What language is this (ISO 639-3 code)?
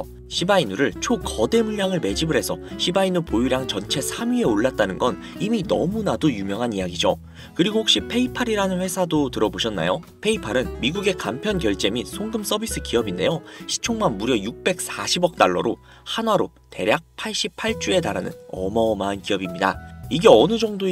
kor